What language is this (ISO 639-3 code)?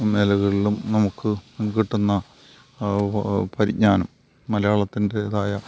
mal